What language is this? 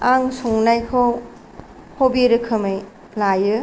Bodo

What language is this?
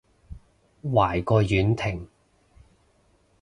Cantonese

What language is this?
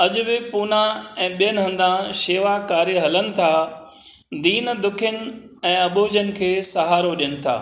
Sindhi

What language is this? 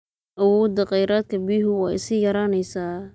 Somali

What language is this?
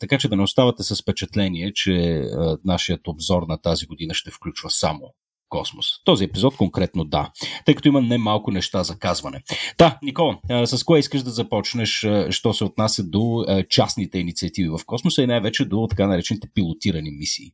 Bulgarian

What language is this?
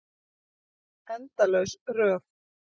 Icelandic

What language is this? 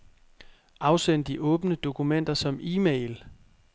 Danish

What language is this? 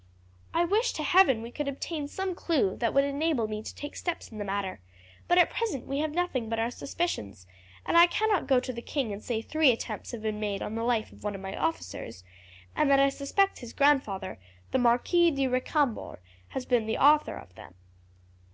English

